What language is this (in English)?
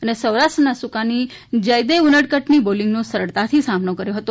Gujarati